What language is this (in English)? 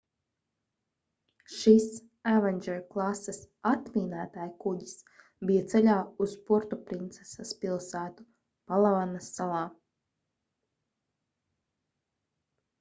Latvian